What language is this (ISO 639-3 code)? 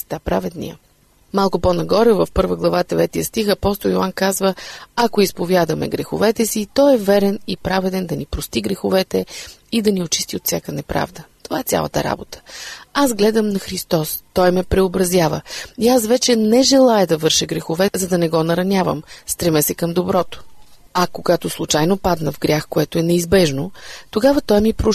bul